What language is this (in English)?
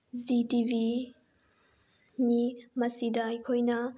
Manipuri